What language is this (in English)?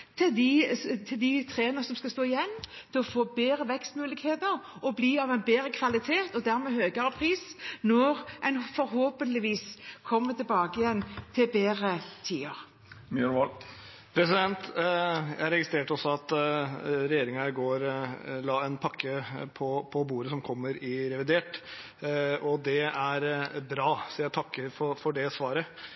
Norwegian Bokmål